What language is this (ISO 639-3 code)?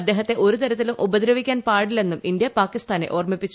mal